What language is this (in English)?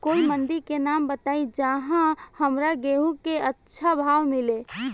Bhojpuri